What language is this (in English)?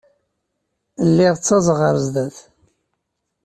Kabyle